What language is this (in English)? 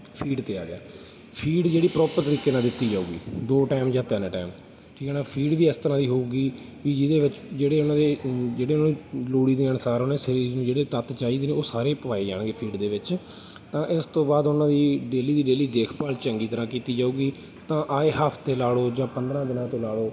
Punjabi